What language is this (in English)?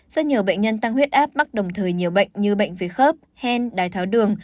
Vietnamese